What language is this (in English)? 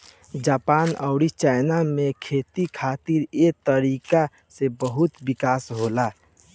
Bhojpuri